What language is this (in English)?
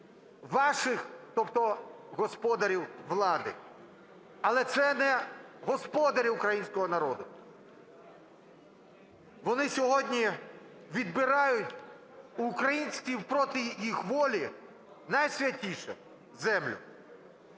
Ukrainian